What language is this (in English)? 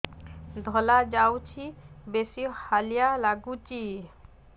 Odia